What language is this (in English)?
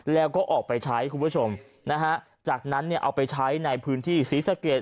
Thai